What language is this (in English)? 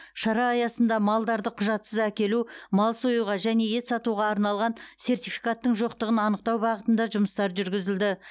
Kazakh